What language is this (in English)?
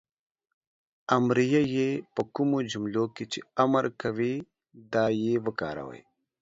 Pashto